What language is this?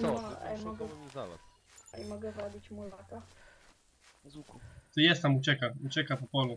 Polish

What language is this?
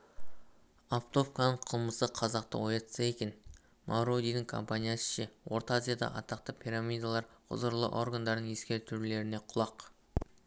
Kazakh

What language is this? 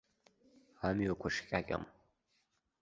Abkhazian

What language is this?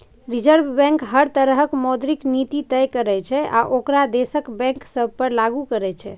Maithili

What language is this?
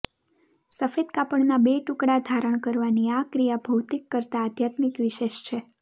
Gujarati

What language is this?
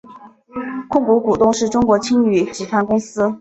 Chinese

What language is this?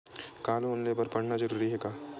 Chhattisgarhi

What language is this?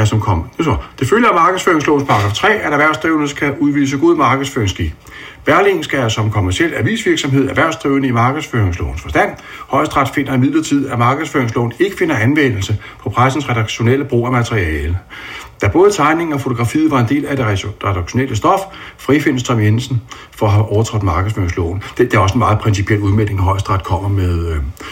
Danish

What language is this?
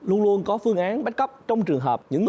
Vietnamese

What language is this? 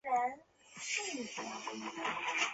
Chinese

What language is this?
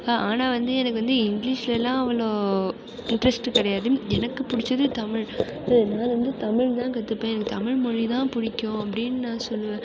Tamil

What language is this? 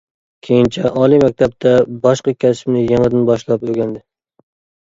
Uyghur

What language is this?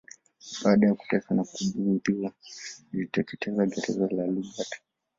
Swahili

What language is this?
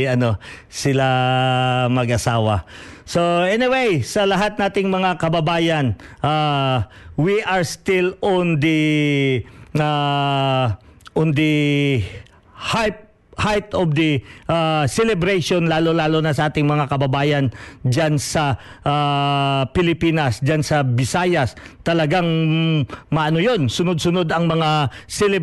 Filipino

